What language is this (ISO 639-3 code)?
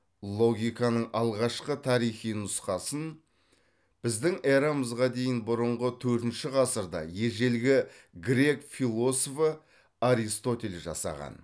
kaz